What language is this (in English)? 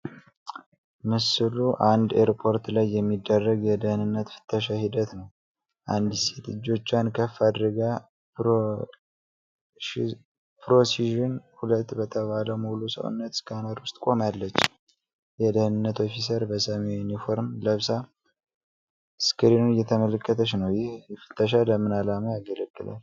Amharic